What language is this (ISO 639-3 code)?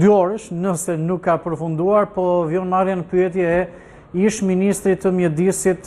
ron